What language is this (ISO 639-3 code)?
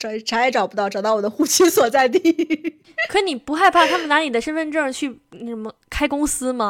zho